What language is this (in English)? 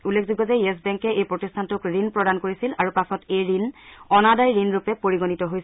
Assamese